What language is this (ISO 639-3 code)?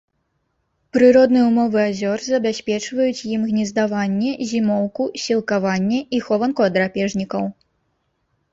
bel